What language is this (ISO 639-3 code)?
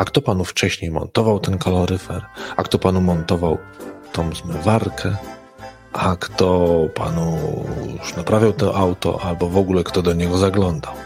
pol